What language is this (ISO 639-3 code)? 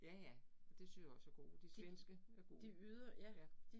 dan